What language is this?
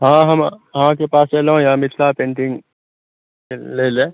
Maithili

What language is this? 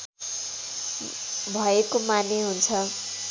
Nepali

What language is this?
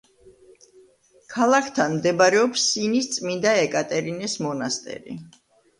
Georgian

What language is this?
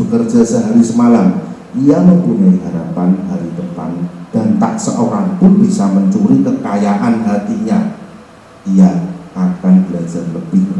Indonesian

